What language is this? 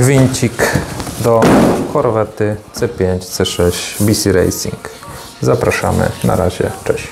Polish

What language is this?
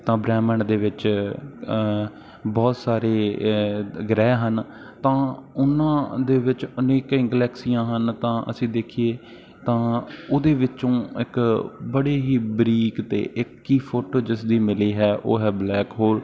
Punjabi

